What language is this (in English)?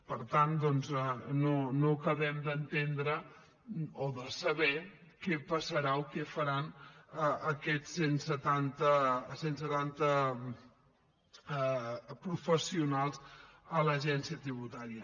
Catalan